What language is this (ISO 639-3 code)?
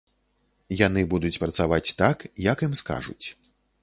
bel